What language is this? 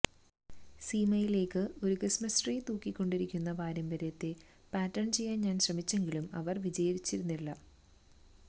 Malayalam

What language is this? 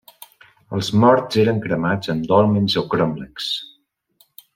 Catalan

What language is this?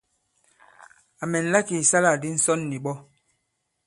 Bankon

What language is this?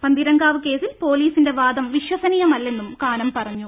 Malayalam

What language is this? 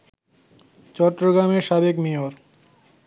Bangla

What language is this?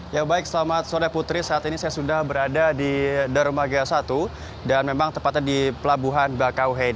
Indonesian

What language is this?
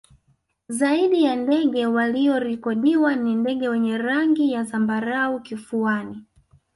Swahili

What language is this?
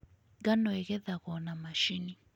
Kikuyu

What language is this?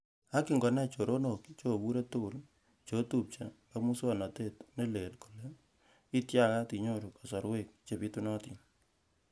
Kalenjin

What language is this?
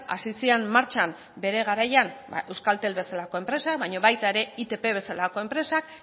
Basque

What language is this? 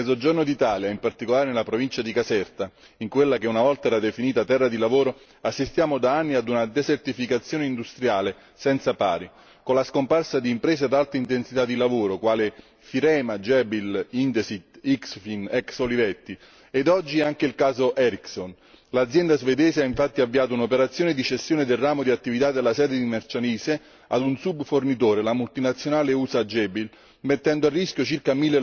Italian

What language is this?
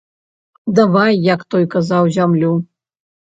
Belarusian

